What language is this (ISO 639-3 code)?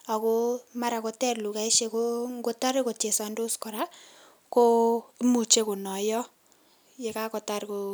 kln